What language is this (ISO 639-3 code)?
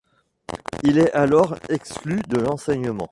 fra